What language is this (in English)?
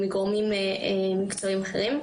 Hebrew